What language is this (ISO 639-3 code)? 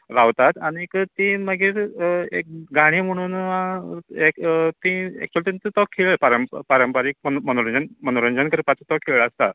kok